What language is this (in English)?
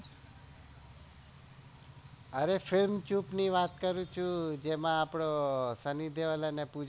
Gujarati